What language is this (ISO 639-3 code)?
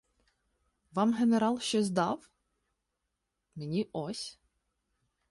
ukr